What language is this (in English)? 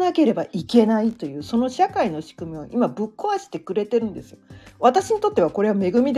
Japanese